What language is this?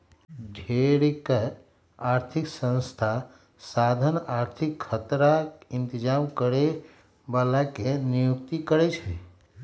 Magahi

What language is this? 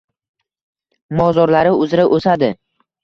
Uzbek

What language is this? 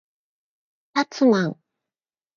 Japanese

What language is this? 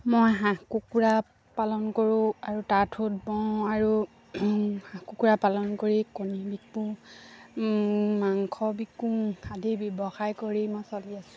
Assamese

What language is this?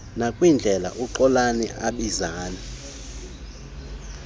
Xhosa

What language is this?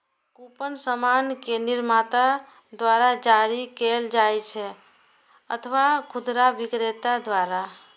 Maithili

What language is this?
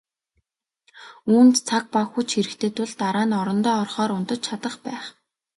Mongolian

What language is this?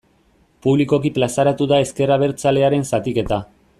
Basque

